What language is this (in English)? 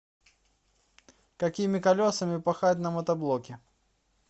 Russian